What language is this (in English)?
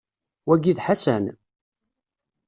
Kabyle